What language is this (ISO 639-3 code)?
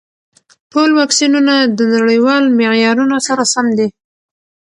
pus